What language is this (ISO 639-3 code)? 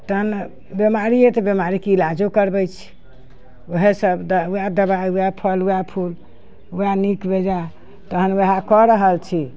mai